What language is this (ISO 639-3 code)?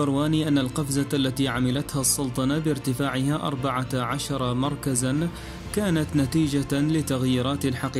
ara